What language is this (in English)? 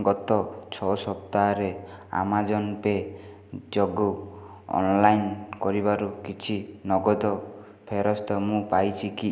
Odia